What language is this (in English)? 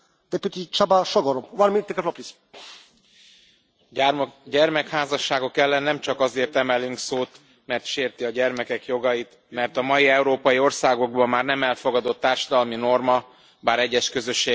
Hungarian